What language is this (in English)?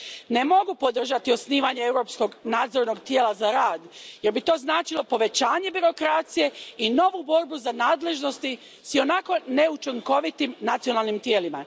Croatian